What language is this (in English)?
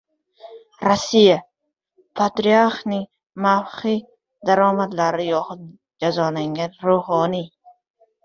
Uzbek